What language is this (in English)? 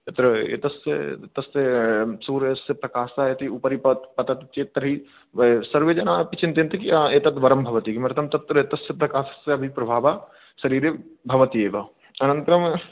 Sanskrit